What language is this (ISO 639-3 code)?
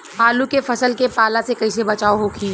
bho